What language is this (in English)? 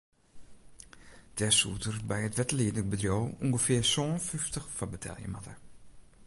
Western Frisian